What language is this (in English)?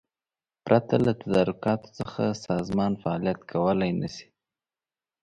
Pashto